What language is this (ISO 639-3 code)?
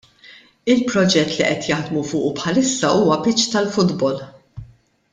mlt